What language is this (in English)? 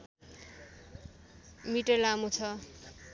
Nepali